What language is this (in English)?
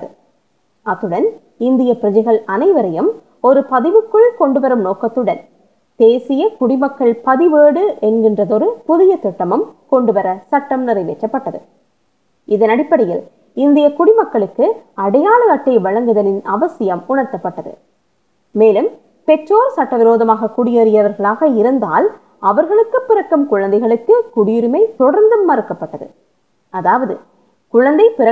Tamil